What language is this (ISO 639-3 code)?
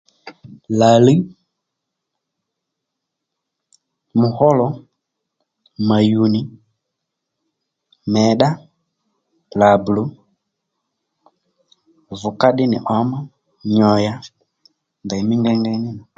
led